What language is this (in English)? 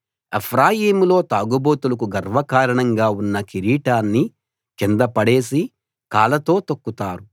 Telugu